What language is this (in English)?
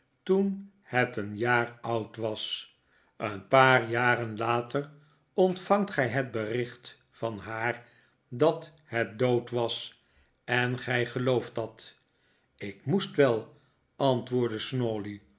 Dutch